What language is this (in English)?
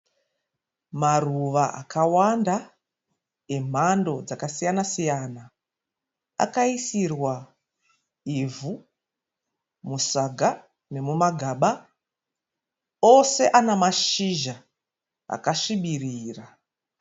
Shona